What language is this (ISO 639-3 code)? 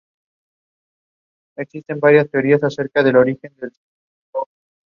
spa